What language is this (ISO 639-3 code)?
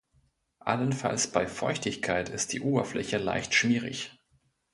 deu